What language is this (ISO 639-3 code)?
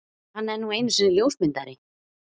isl